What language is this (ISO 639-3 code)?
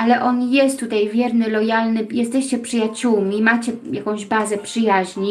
pol